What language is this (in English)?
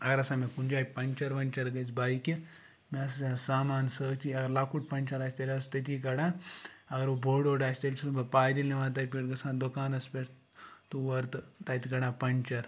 Kashmiri